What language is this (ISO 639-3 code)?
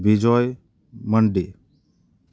sat